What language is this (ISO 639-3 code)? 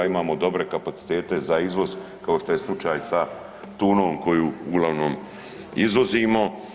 hrv